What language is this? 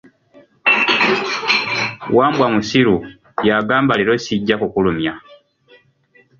Ganda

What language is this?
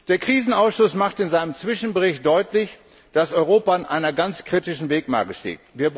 German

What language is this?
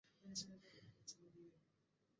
Bangla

